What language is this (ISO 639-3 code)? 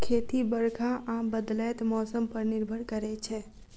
mai